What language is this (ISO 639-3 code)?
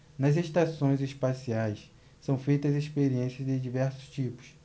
por